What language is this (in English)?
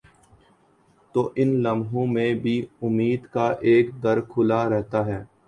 Urdu